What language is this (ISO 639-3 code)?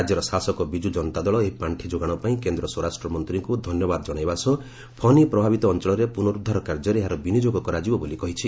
ori